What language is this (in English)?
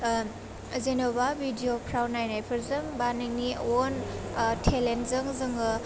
Bodo